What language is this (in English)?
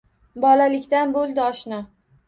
Uzbek